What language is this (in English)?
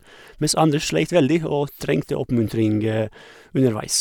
Norwegian